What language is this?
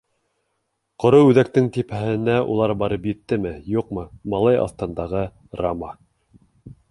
Bashkir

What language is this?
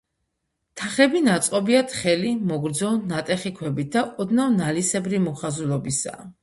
Georgian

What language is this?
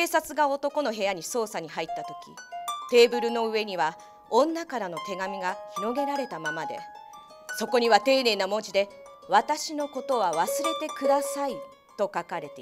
Japanese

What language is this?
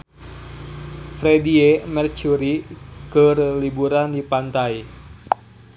Sundanese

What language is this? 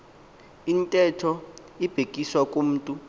Xhosa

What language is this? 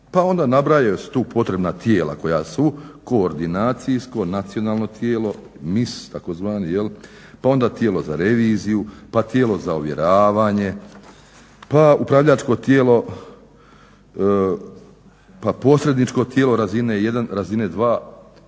Croatian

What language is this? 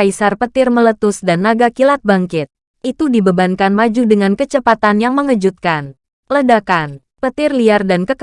Indonesian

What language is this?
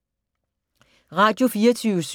Danish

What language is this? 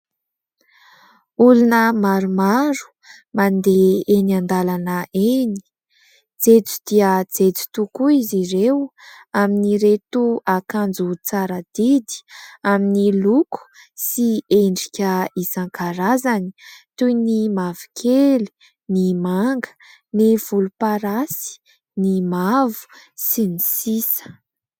Malagasy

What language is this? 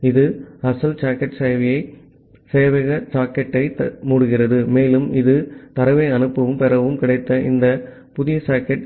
Tamil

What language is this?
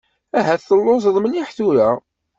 Kabyle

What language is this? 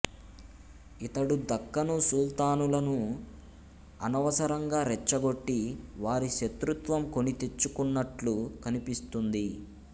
Telugu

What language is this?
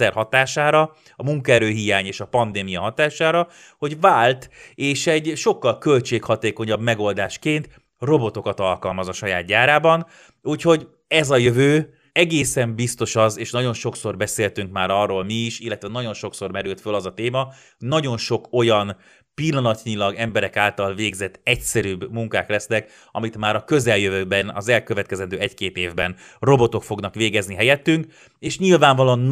Hungarian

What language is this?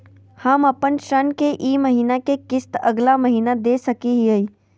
Magahi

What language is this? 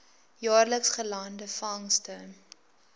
Afrikaans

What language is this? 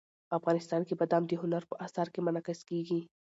Pashto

